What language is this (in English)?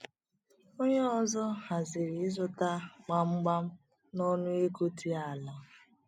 Igbo